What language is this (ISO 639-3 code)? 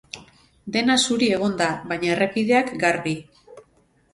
eus